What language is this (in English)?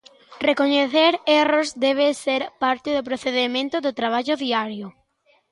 Galician